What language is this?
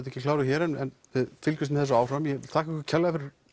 Icelandic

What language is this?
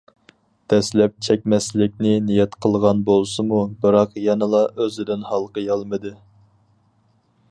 Uyghur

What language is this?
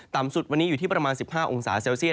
Thai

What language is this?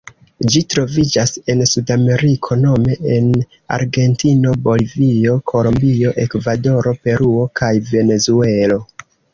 Esperanto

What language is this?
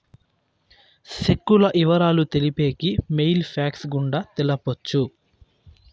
Telugu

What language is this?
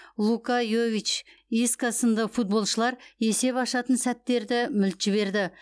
Kazakh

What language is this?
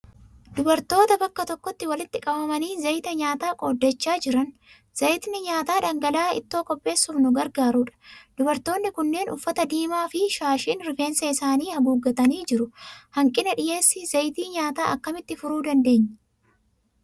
Oromo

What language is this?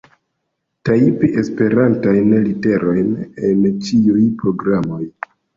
Esperanto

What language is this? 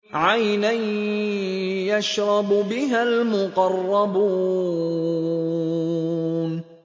Arabic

